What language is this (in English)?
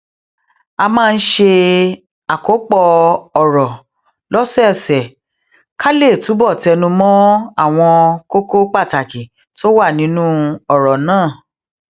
Yoruba